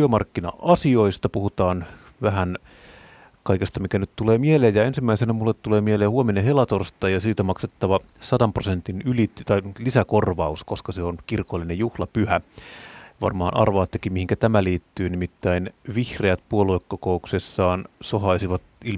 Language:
Finnish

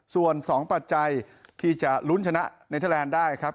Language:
Thai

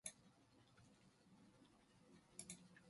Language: Korean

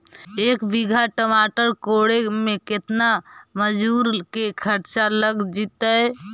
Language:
Magahi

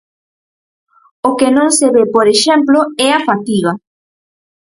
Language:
Galician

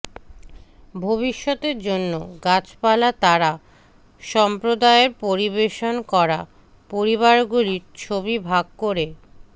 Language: Bangla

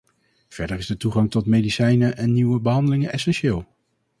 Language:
Dutch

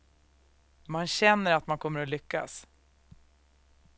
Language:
Swedish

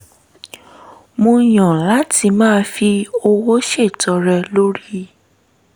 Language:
Yoruba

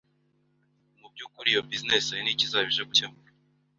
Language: Kinyarwanda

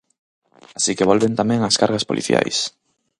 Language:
Galician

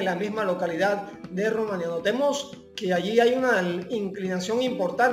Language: Spanish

